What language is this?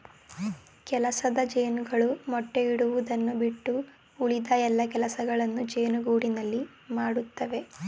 Kannada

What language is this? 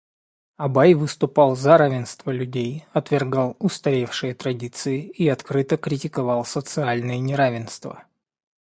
Russian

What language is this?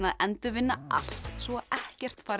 Icelandic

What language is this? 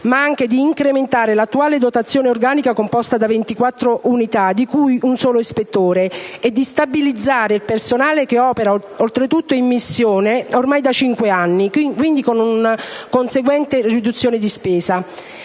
Italian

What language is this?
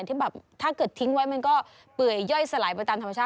Thai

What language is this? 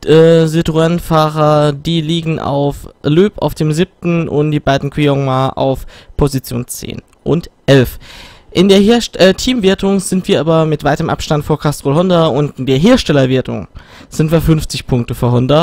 German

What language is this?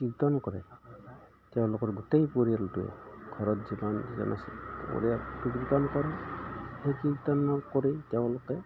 Assamese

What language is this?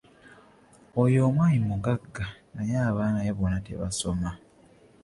Ganda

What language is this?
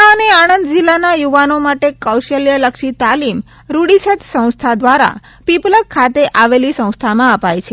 Gujarati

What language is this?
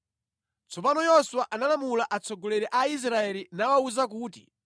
Nyanja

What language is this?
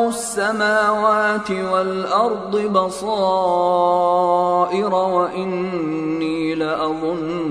Arabic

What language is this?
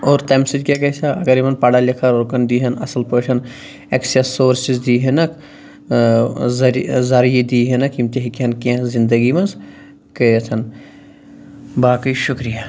Kashmiri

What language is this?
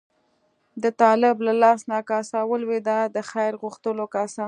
Pashto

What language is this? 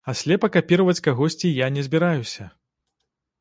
Belarusian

